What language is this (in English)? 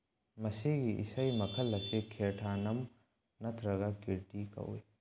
Manipuri